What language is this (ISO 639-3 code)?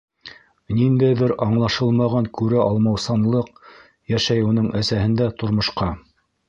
bak